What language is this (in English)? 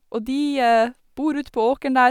Norwegian